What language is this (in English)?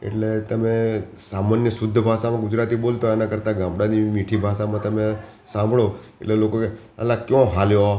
Gujarati